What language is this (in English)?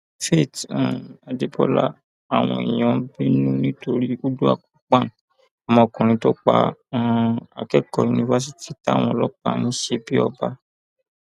Yoruba